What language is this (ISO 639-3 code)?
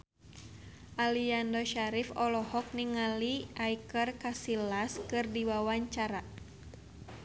sun